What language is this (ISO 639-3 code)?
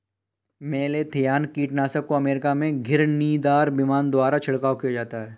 hin